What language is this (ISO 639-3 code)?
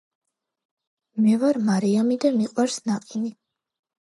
kat